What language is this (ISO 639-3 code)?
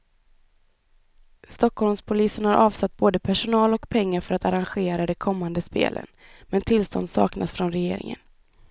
swe